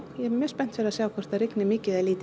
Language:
Icelandic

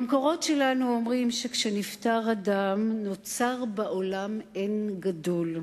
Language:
Hebrew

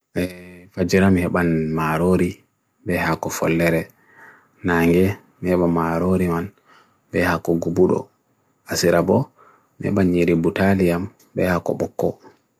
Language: Bagirmi Fulfulde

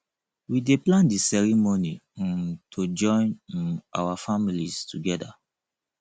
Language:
Nigerian Pidgin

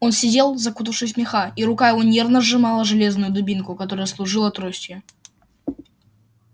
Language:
Russian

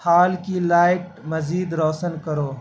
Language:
Urdu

